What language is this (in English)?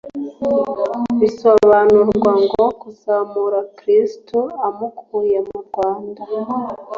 Kinyarwanda